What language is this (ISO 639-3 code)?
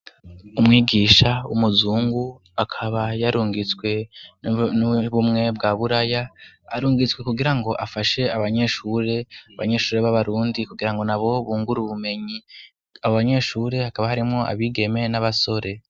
run